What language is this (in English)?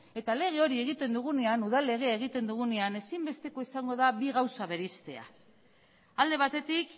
Basque